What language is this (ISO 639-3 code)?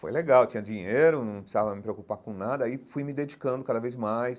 por